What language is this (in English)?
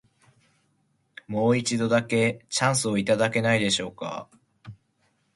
Japanese